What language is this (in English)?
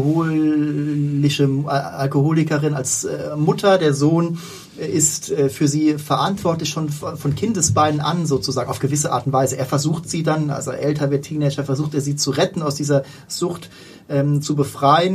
German